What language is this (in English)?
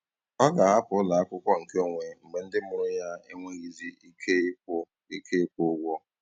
Igbo